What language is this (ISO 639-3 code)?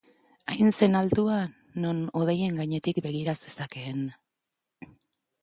eus